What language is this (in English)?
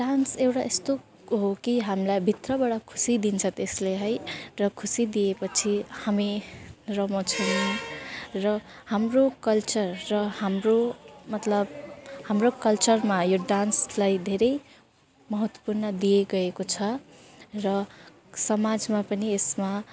Nepali